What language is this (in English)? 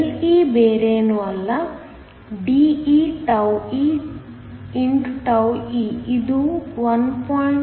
Kannada